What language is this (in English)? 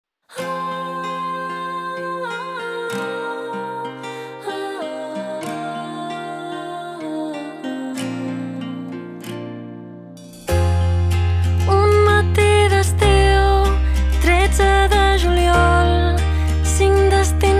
Romanian